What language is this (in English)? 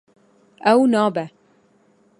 Kurdish